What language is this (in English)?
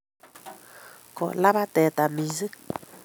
Kalenjin